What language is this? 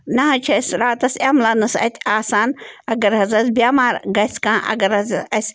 Kashmiri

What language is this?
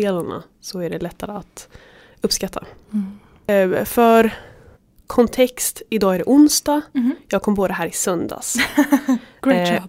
Swedish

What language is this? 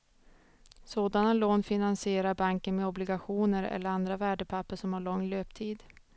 Swedish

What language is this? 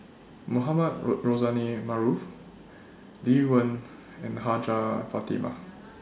English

